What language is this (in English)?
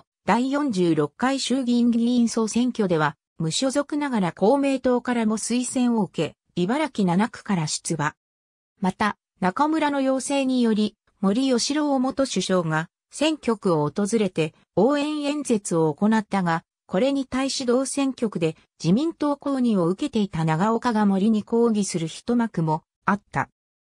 Japanese